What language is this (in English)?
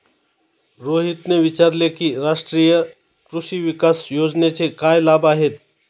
Marathi